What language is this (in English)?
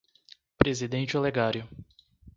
Portuguese